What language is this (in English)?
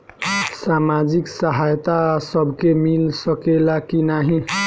Bhojpuri